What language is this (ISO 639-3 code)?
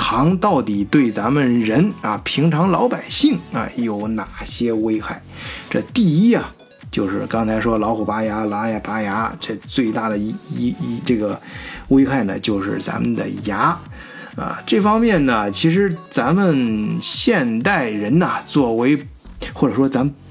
zho